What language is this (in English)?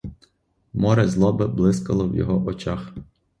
Ukrainian